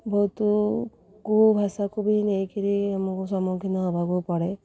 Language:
Odia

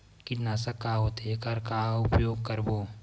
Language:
Chhattisgarhi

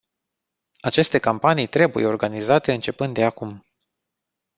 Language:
Romanian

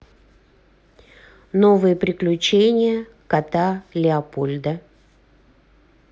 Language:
Russian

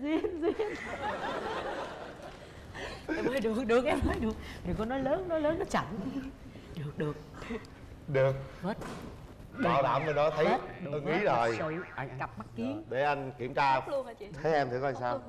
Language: Vietnamese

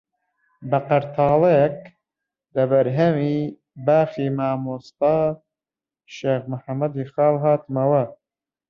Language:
Central Kurdish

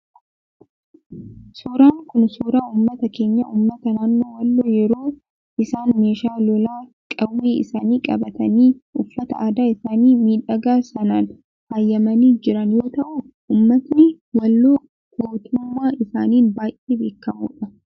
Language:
Oromo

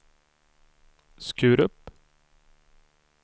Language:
Swedish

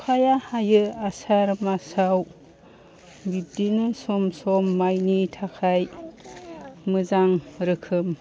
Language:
Bodo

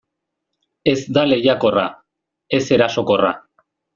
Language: Basque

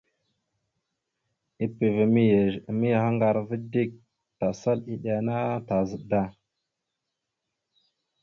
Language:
Mada (Cameroon)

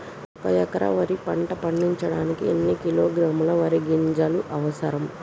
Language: Telugu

